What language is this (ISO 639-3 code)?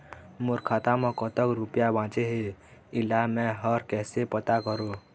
hne